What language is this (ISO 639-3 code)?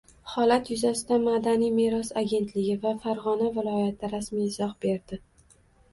uzb